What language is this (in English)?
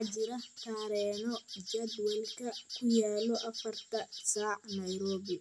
Somali